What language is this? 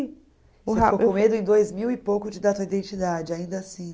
Portuguese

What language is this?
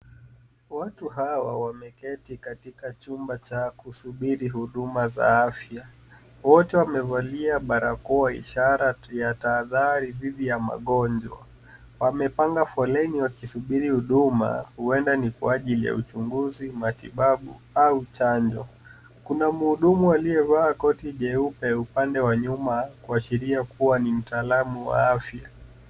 Swahili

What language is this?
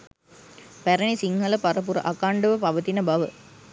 Sinhala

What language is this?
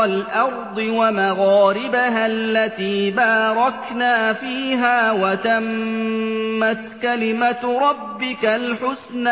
Arabic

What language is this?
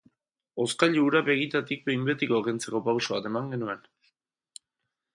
Basque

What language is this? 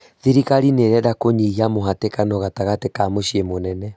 Kikuyu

